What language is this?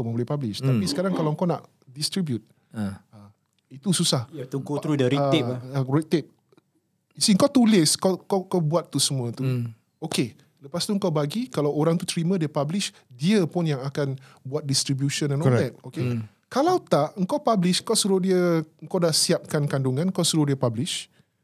Malay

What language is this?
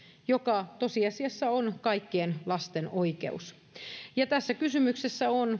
Finnish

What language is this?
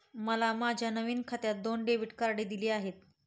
Marathi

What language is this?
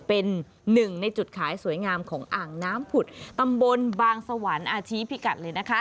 Thai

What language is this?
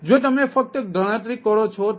Gujarati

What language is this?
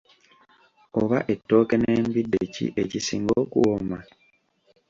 Ganda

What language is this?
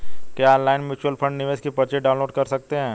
Hindi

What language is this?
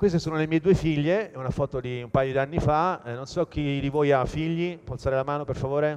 Italian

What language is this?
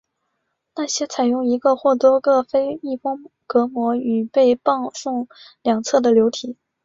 Chinese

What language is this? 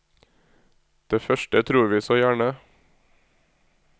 Norwegian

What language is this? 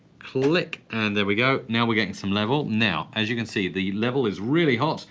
English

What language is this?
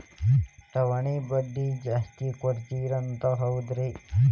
Kannada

